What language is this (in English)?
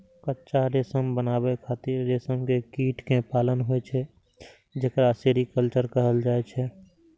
Maithili